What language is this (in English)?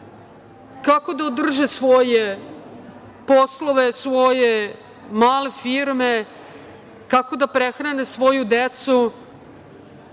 Serbian